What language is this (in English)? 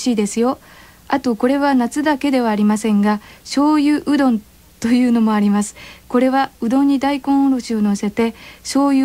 Japanese